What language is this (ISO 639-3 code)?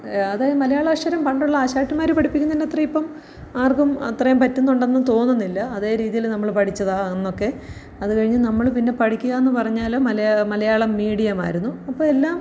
mal